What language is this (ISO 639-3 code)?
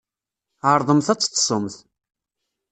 kab